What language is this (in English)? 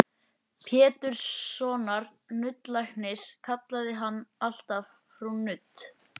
Icelandic